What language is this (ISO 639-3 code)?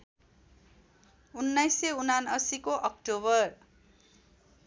nep